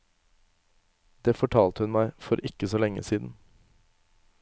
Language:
Norwegian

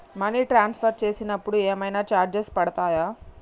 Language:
Telugu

